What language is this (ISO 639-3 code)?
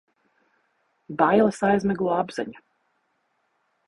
lav